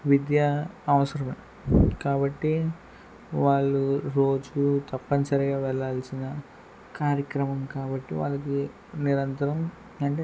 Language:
Telugu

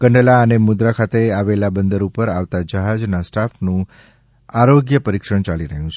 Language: Gujarati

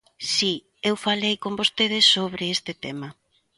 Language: Galician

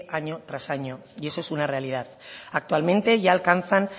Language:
Spanish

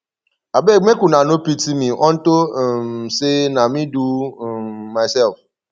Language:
Nigerian Pidgin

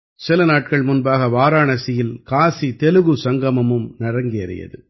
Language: Tamil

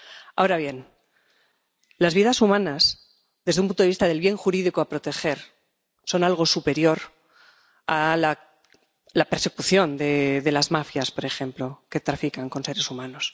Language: Spanish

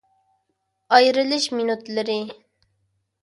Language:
Uyghur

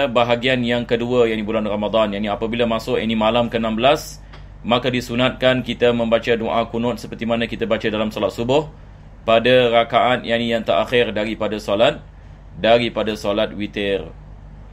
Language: Malay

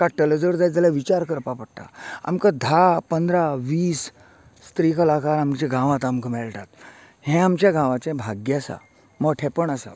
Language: Konkani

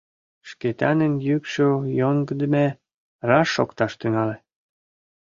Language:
Mari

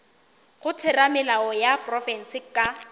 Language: Northern Sotho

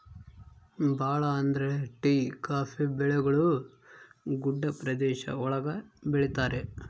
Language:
Kannada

